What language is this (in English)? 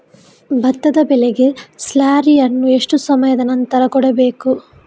Kannada